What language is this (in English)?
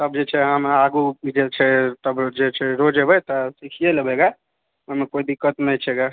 Maithili